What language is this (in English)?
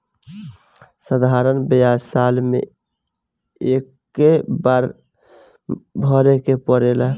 Bhojpuri